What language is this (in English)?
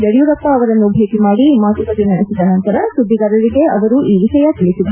Kannada